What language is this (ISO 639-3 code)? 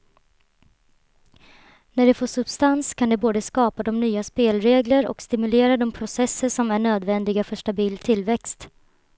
swe